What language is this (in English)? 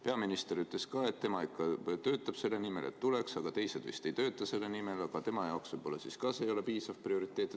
Estonian